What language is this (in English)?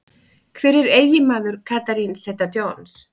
Icelandic